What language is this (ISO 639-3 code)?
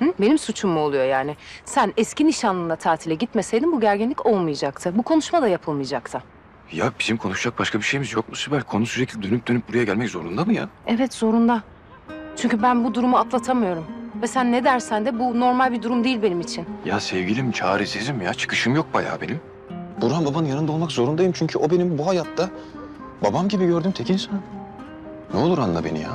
tur